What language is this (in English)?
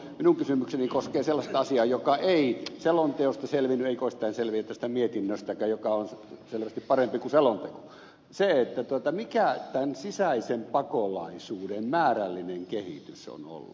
Finnish